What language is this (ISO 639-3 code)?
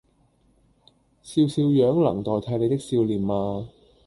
yue